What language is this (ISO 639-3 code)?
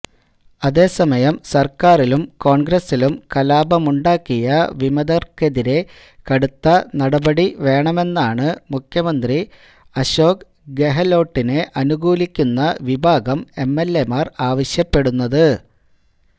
mal